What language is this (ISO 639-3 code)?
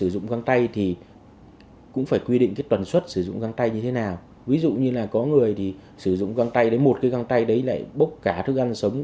vie